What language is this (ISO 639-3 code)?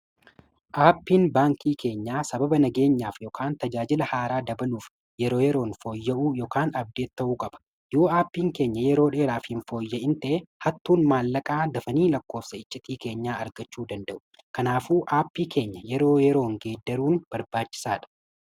orm